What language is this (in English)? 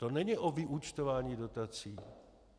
Czech